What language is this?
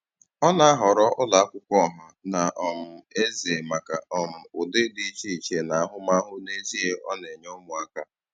Igbo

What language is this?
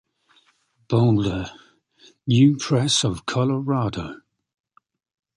English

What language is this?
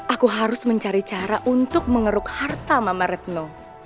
Indonesian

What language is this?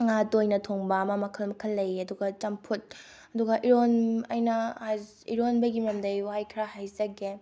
Manipuri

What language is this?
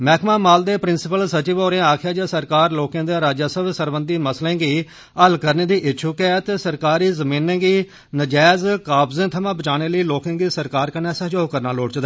Dogri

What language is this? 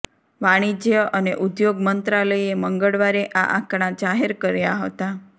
Gujarati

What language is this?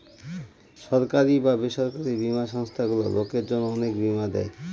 Bangla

